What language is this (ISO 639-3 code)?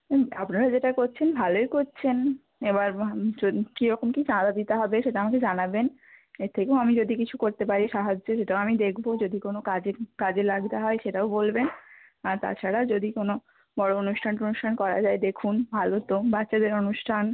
ben